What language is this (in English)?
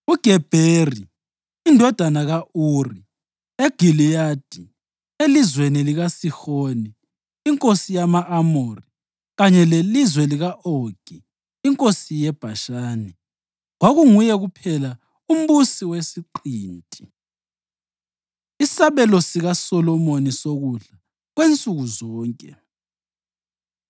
North Ndebele